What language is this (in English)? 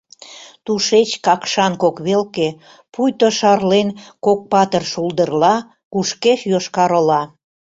Mari